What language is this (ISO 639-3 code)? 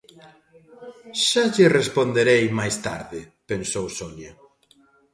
glg